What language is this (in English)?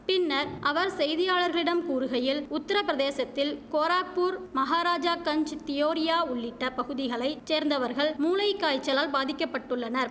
Tamil